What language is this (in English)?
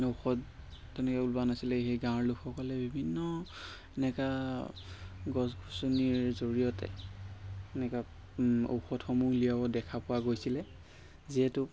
Assamese